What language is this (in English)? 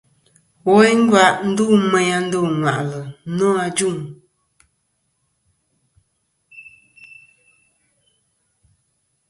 Kom